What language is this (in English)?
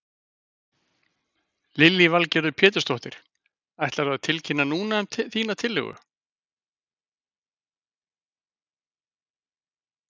Icelandic